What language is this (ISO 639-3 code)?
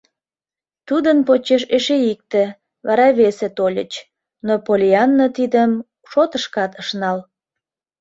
chm